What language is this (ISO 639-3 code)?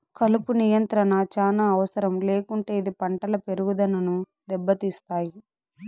tel